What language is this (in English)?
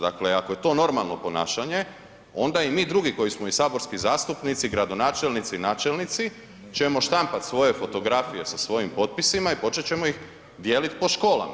Croatian